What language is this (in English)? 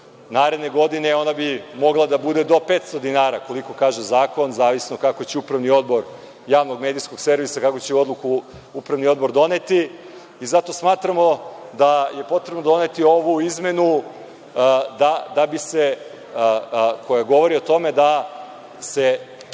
Serbian